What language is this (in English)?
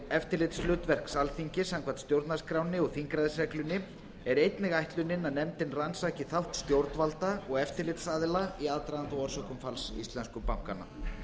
Icelandic